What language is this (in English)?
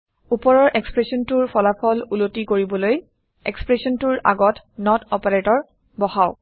Assamese